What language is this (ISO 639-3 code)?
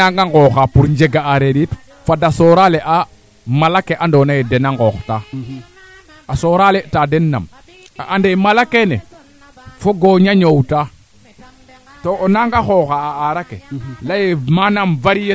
srr